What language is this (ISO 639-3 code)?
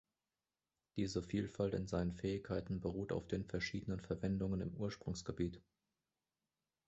deu